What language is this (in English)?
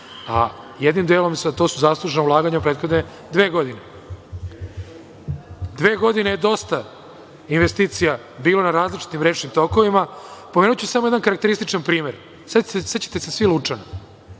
Serbian